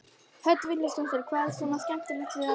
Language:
Icelandic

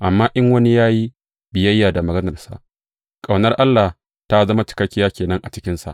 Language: Hausa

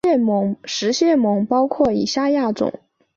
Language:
Chinese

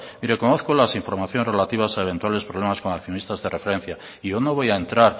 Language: Spanish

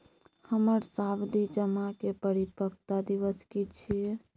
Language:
Maithili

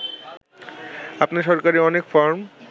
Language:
Bangla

